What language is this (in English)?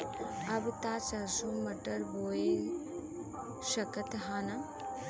Bhojpuri